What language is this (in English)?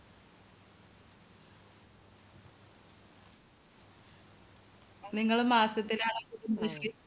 Malayalam